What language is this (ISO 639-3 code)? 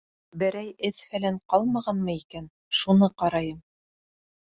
bak